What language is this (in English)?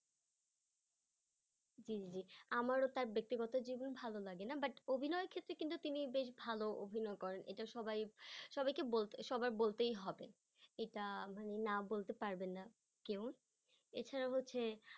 Bangla